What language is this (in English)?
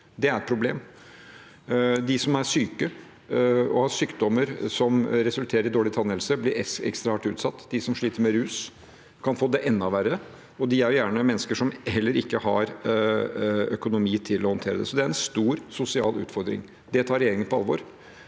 Norwegian